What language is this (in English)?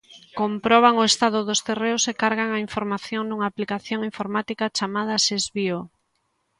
Galician